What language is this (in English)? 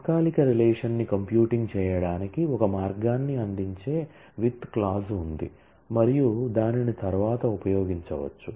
Telugu